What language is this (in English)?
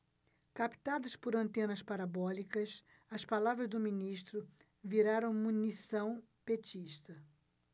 Portuguese